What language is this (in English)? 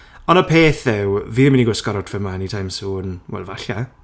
Welsh